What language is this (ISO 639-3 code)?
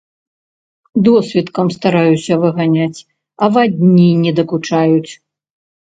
bel